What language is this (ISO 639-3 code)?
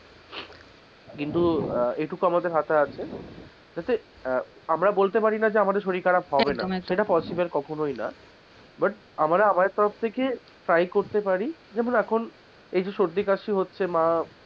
ben